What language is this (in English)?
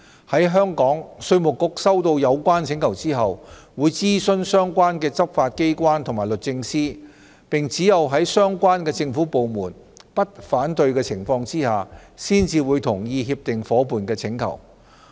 Cantonese